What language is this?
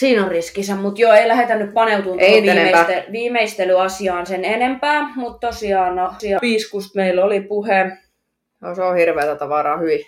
Finnish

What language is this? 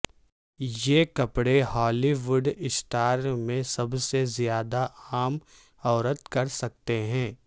Urdu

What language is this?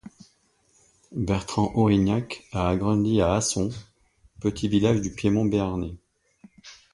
French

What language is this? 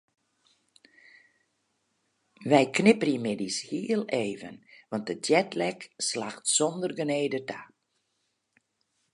Western Frisian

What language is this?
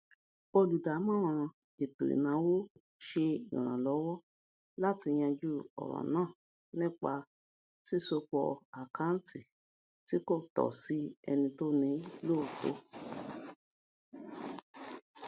Yoruba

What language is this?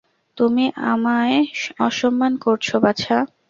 Bangla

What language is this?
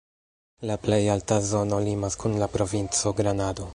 Esperanto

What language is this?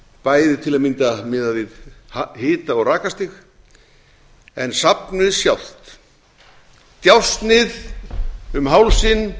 Icelandic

